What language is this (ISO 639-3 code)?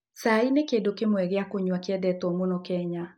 kik